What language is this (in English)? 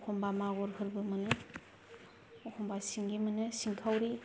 Bodo